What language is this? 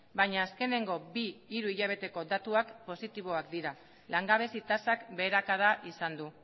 Basque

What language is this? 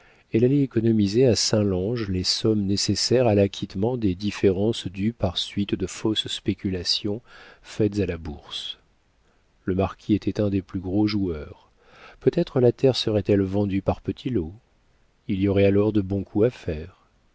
French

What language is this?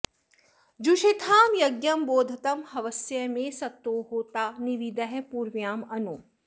Sanskrit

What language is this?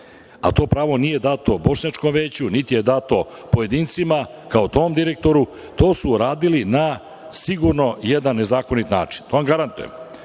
Serbian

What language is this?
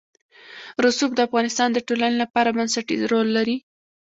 Pashto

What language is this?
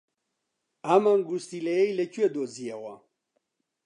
Central Kurdish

